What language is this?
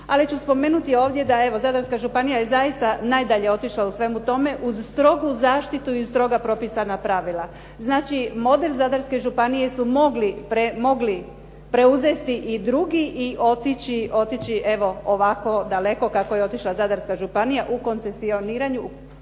Croatian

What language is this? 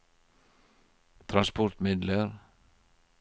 Norwegian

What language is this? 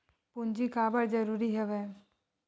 Chhattisgarhi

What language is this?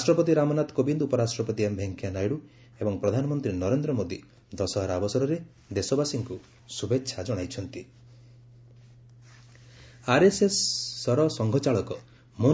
Odia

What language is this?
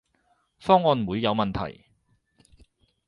Cantonese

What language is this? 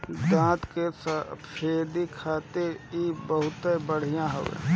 Bhojpuri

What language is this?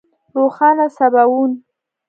Pashto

